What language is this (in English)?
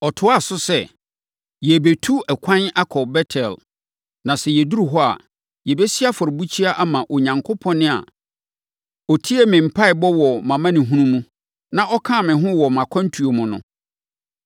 Akan